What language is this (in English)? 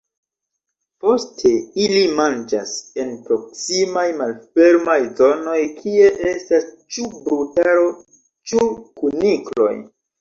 Esperanto